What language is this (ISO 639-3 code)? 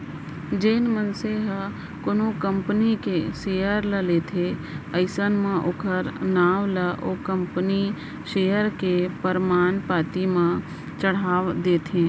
hne